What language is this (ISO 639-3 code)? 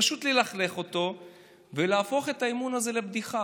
heb